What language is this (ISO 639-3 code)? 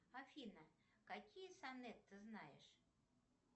rus